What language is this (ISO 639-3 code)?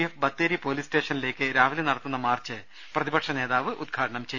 mal